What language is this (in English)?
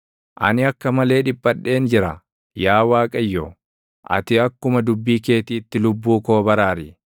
Oromo